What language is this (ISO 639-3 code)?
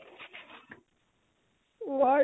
asm